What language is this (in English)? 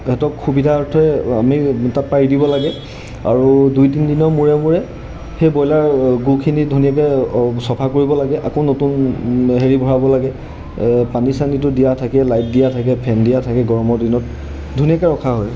Assamese